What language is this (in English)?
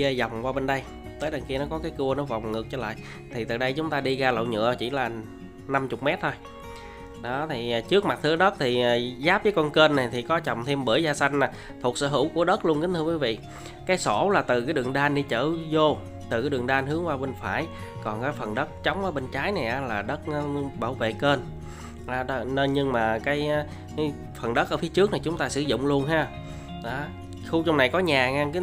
Vietnamese